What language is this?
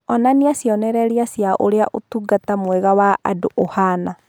Kikuyu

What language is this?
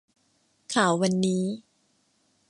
Thai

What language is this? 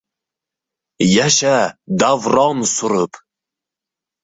Uzbek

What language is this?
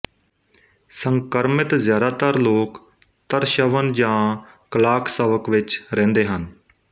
Punjabi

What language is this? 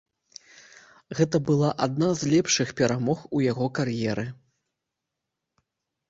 Belarusian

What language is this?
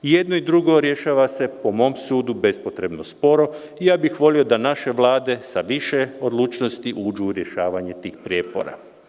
Serbian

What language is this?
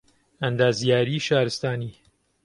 Central Kurdish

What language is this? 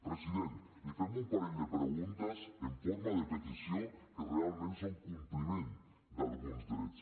Catalan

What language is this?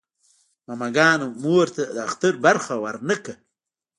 Pashto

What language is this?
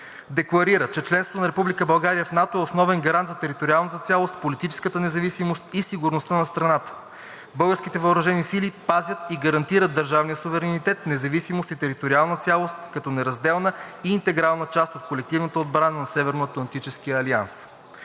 Bulgarian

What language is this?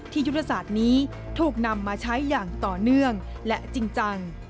Thai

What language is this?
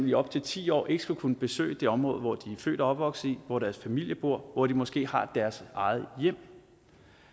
Danish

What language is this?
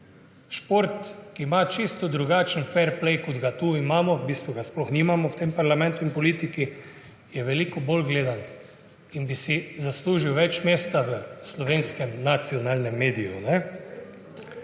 Slovenian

